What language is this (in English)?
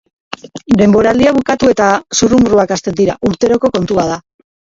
Basque